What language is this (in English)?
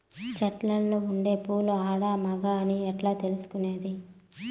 Telugu